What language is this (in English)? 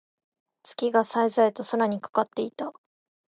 Japanese